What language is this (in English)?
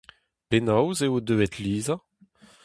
Breton